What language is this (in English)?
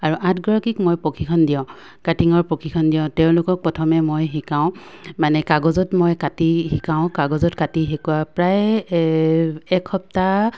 Assamese